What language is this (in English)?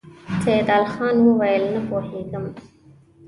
Pashto